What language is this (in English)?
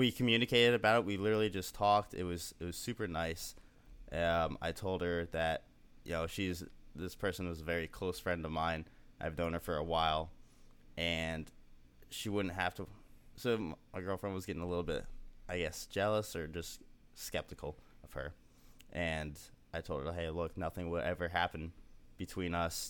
English